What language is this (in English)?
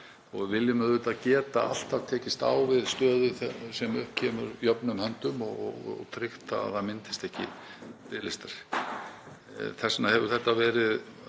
Icelandic